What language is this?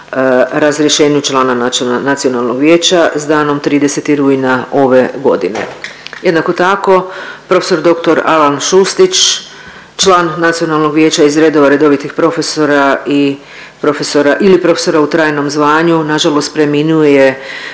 Croatian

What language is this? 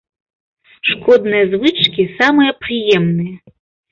Belarusian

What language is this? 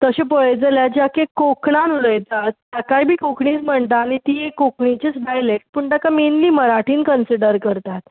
Konkani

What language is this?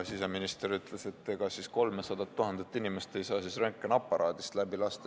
Estonian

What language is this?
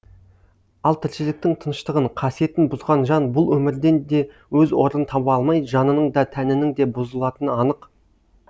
Kazakh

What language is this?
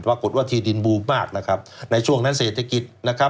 Thai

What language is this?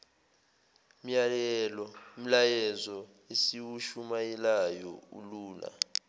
Zulu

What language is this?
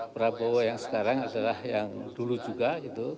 Indonesian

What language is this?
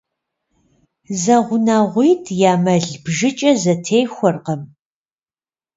Kabardian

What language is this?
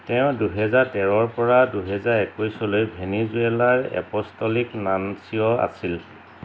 Assamese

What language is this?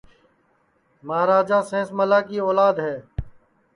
Sansi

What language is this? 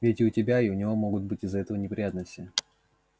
Russian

